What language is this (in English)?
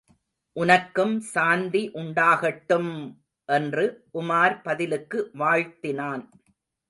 Tamil